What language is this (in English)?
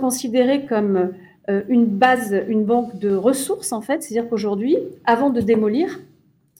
French